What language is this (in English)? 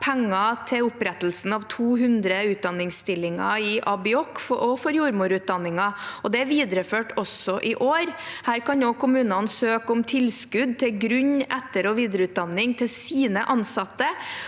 Norwegian